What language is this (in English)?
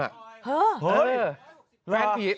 Thai